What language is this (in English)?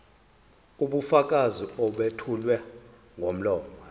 Zulu